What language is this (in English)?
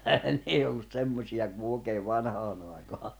Finnish